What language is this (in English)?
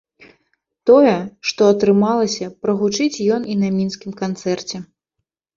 Belarusian